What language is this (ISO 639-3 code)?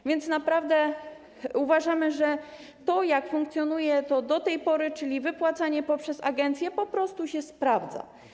pol